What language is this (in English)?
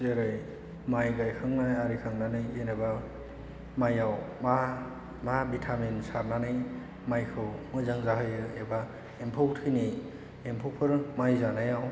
Bodo